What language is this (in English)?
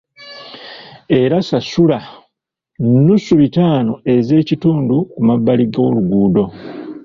Ganda